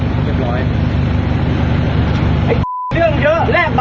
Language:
Thai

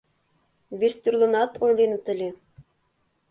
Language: Mari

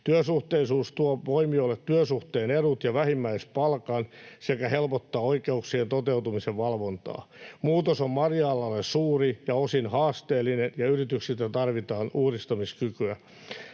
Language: Finnish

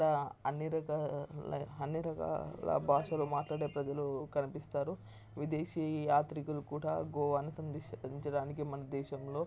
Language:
Telugu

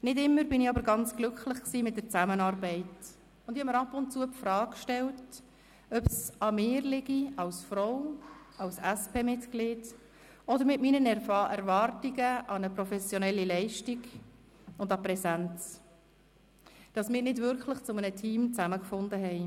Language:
Swiss German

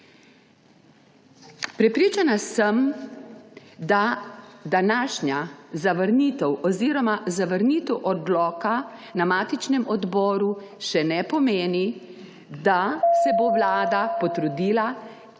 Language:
Slovenian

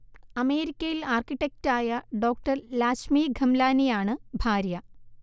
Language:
Malayalam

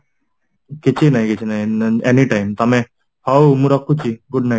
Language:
Odia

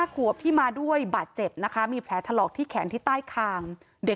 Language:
Thai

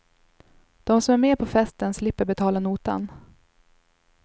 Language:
Swedish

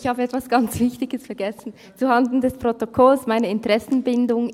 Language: Swiss German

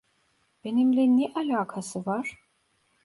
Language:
Turkish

